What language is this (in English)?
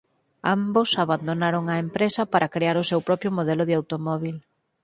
Galician